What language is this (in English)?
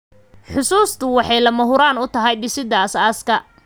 Somali